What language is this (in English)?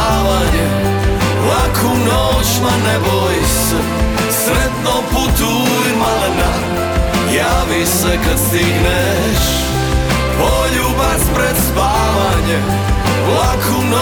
Croatian